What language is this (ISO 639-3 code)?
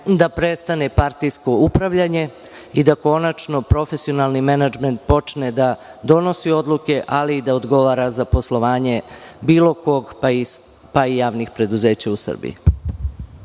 srp